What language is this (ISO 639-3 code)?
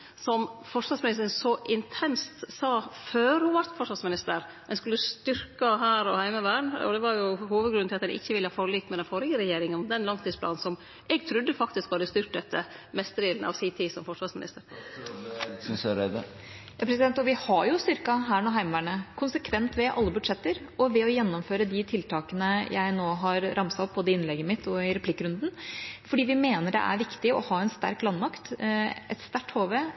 nor